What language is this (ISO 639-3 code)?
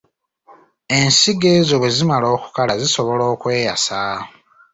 lug